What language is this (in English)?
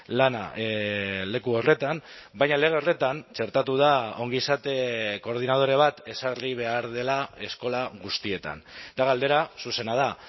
Basque